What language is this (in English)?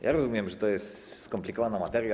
Polish